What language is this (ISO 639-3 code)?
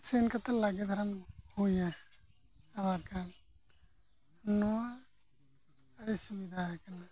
sat